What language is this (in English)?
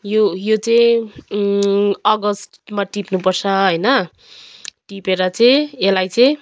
Nepali